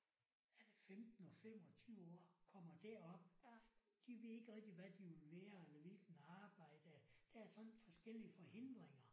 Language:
Danish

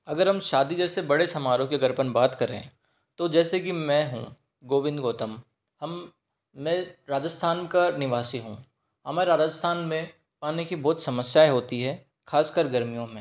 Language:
Hindi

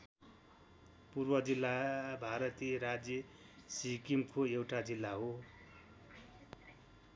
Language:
Nepali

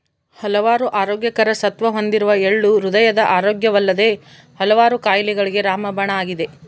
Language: Kannada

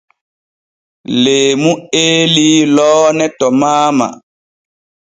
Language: Borgu Fulfulde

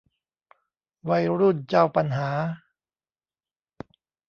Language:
Thai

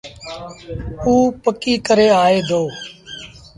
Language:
Sindhi Bhil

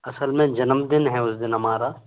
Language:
Hindi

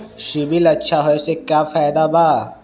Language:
Magahi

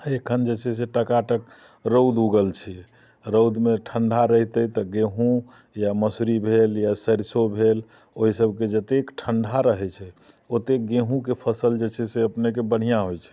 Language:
Maithili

